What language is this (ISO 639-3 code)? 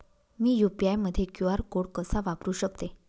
mar